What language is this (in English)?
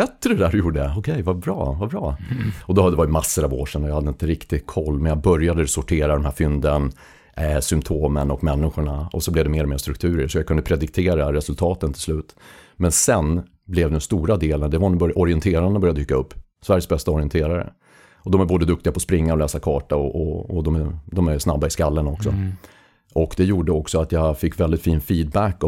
Swedish